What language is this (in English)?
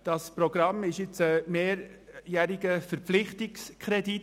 Swiss German